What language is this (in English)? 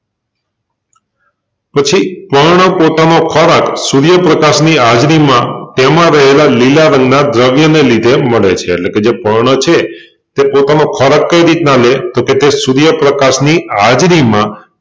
Gujarati